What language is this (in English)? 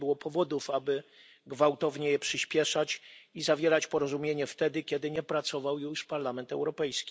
Polish